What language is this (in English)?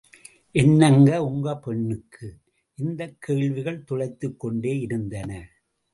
Tamil